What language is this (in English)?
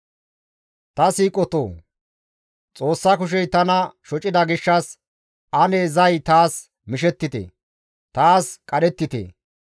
Gamo